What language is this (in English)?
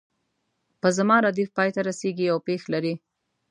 Pashto